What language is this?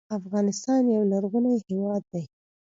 Pashto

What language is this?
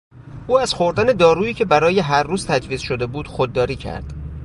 Persian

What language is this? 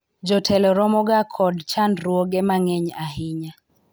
Luo (Kenya and Tanzania)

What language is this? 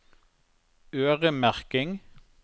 Norwegian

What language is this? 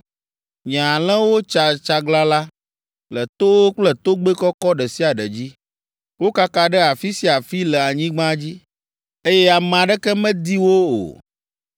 Ewe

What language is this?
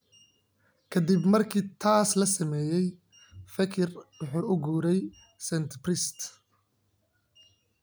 Somali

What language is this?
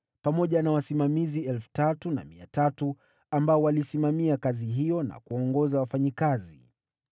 Swahili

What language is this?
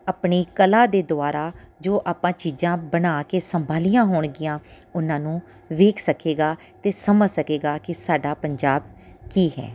Punjabi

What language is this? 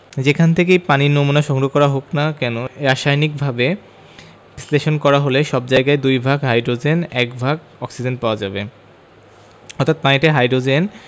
Bangla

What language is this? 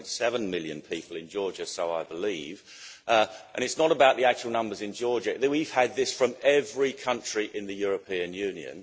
English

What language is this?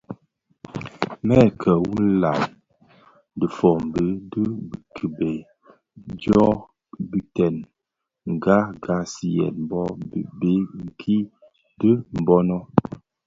Bafia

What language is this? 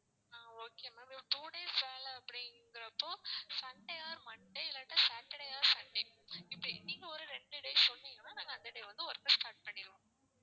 Tamil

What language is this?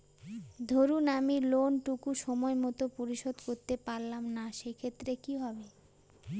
Bangla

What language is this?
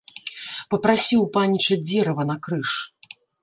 Belarusian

